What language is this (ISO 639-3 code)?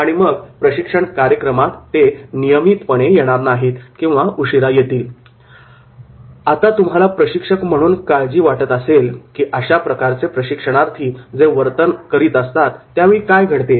mar